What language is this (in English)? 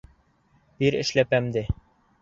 Bashkir